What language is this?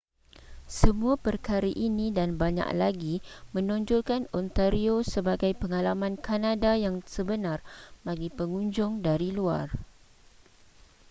Malay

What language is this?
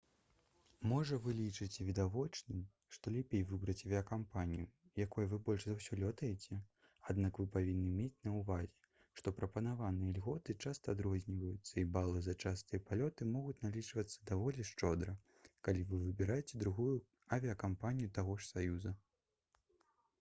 Belarusian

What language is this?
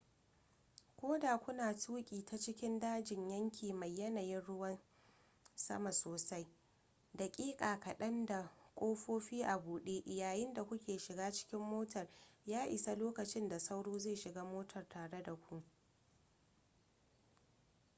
Hausa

